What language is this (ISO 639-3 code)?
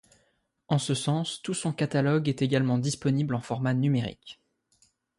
fra